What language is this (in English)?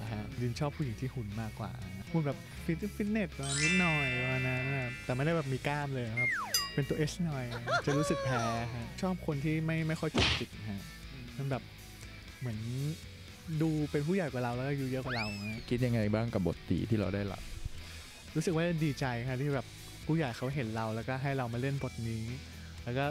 Thai